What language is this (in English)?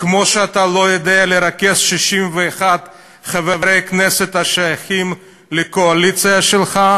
Hebrew